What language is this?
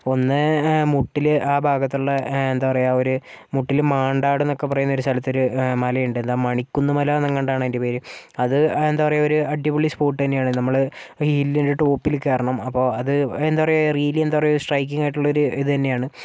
Malayalam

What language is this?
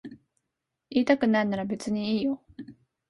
Japanese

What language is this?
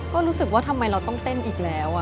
Thai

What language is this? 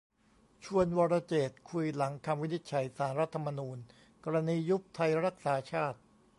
Thai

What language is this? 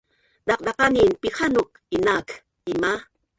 Bunun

